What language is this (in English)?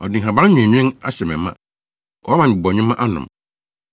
Akan